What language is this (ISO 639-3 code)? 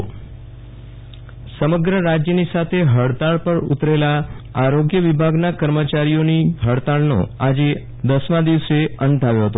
guj